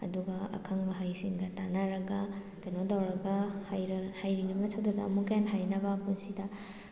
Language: Manipuri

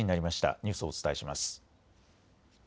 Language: Japanese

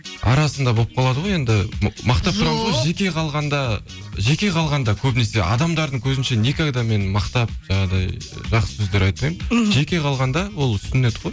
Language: Kazakh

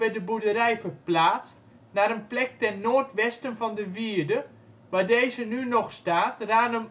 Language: Dutch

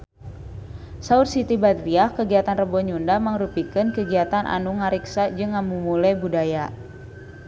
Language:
Sundanese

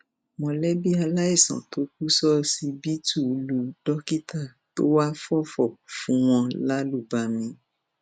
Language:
Yoruba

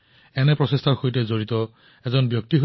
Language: Assamese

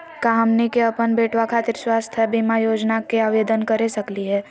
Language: Magahi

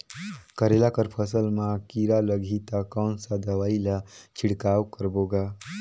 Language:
Chhattisgarhi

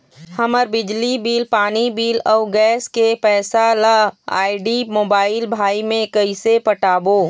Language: Chhattisgarhi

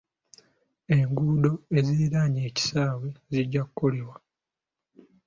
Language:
Ganda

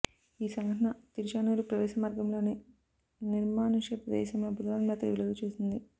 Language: Telugu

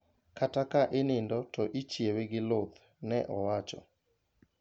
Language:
Luo (Kenya and Tanzania)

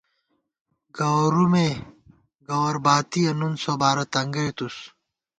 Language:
Gawar-Bati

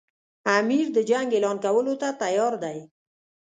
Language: Pashto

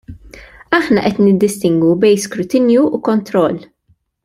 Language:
Maltese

